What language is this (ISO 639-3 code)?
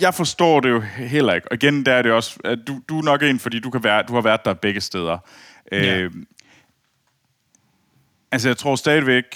dan